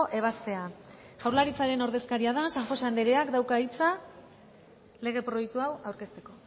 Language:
Basque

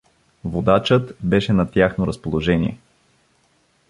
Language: Bulgarian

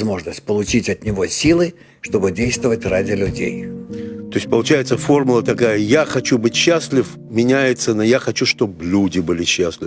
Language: Russian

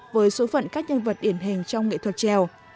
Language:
Vietnamese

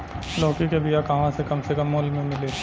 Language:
Bhojpuri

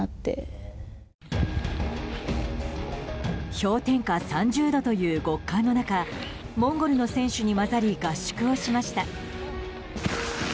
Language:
Japanese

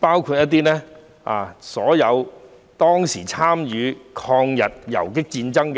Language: Cantonese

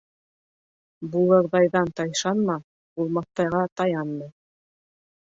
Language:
Bashkir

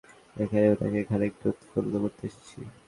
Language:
Bangla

